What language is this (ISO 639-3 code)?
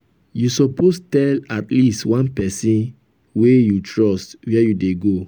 pcm